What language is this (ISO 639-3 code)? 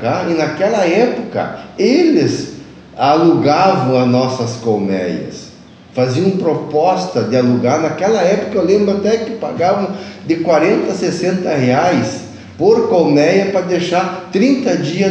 por